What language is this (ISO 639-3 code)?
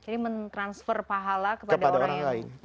ind